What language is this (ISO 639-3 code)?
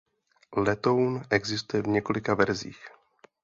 ces